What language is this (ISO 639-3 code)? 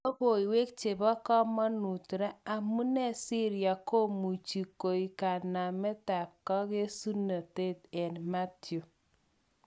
kln